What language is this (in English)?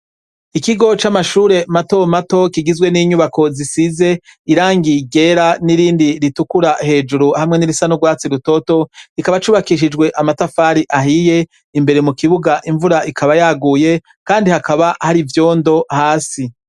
Rundi